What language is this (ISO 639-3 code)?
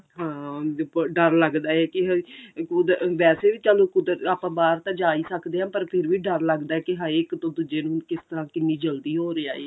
pan